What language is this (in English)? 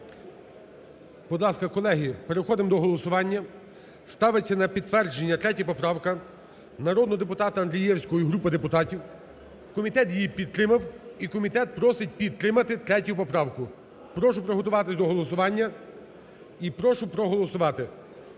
Ukrainian